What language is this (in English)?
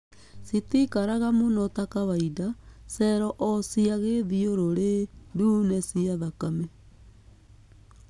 Kikuyu